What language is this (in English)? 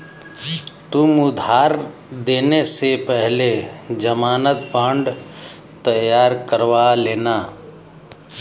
Hindi